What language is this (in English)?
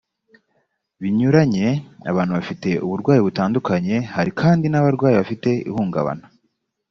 Kinyarwanda